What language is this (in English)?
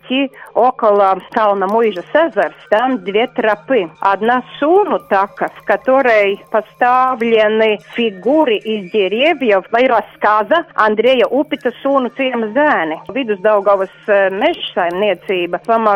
Russian